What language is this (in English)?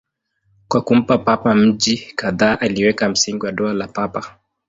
Swahili